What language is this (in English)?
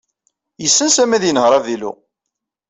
Kabyle